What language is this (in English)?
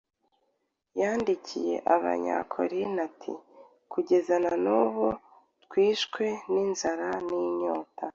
Kinyarwanda